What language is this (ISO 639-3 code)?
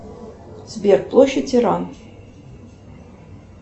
rus